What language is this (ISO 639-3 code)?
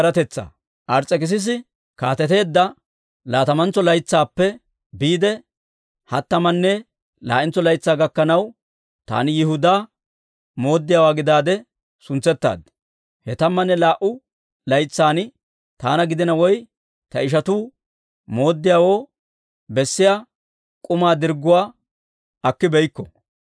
dwr